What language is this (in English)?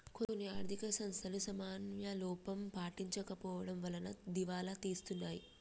Telugu